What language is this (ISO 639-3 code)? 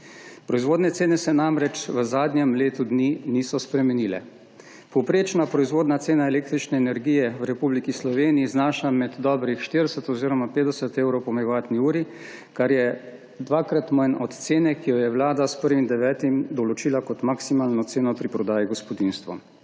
slv